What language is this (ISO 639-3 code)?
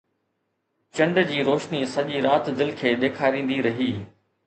snd